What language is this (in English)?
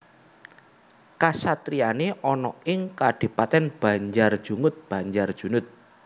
Javanese